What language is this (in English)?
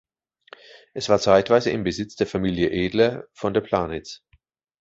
German